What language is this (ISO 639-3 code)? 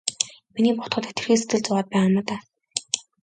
mon